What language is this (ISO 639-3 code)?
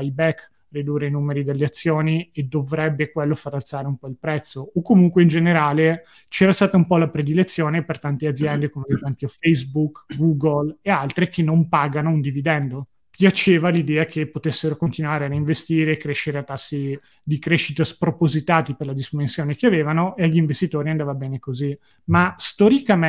ita